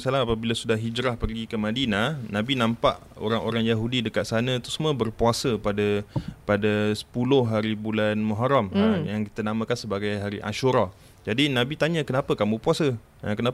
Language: Malay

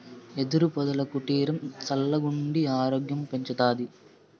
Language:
Telugu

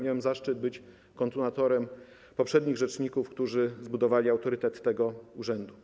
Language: Polish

